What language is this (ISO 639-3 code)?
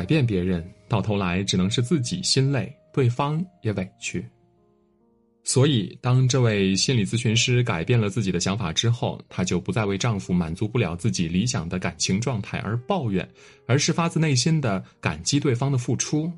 zho